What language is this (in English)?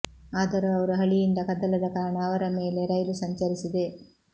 Kannada